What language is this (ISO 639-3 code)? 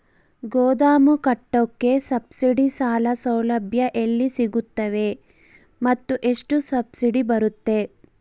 kan